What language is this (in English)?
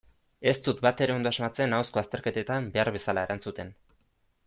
Basque